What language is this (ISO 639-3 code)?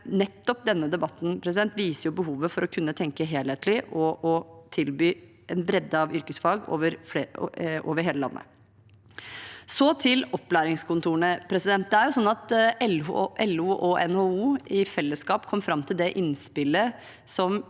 nor